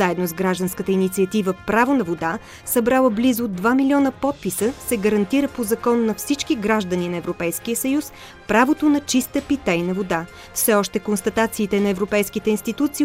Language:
Bulgarian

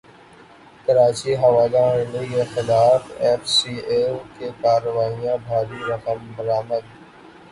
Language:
Urdu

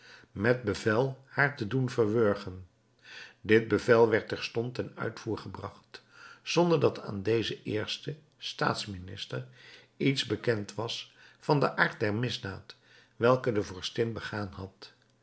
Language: Dutch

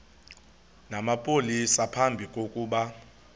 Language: Xhosa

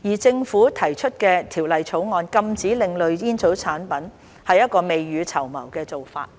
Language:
Cantonese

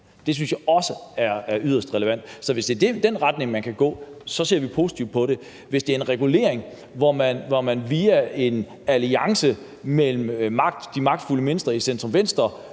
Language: Danish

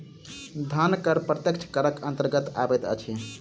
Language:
Maithili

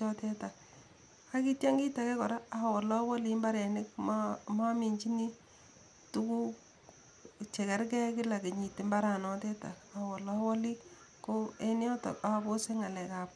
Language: Kalenjin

